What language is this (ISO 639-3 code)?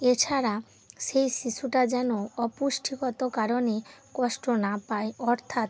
ben